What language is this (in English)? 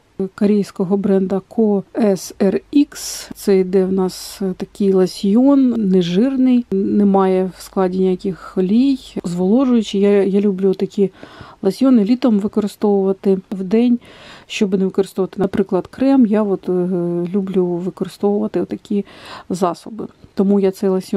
Ukrainian